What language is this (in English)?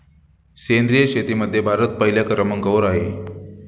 Marathi